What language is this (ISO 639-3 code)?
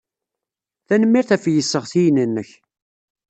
kab